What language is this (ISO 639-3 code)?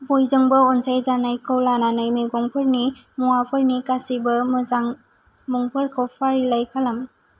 brx